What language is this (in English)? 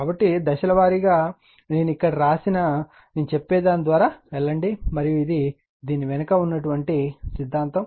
Telugu